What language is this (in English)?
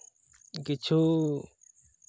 Santali